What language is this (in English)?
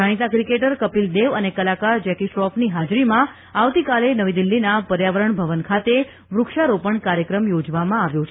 Gujarati